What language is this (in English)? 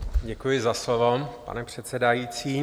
Czech